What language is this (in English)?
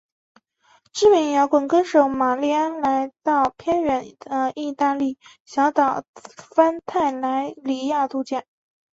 Chinese